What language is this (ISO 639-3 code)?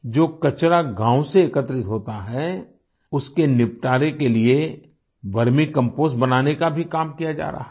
hin